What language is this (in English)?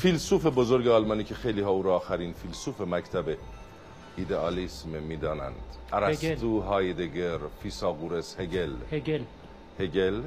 Persian